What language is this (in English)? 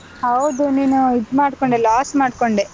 Kannada